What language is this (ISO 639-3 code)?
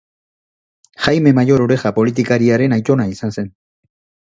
eus